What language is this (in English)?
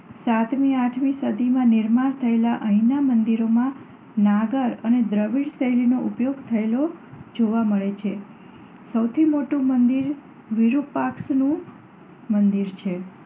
Gujarati